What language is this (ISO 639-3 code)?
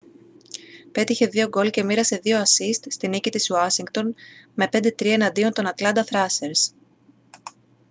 ell